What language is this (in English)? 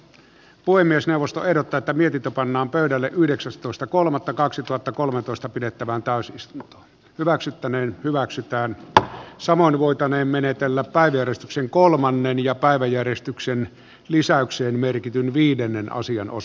Finnish